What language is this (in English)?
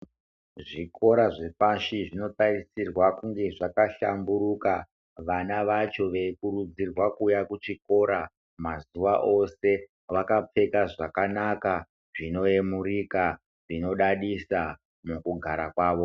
Ndau